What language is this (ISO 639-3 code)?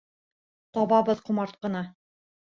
bak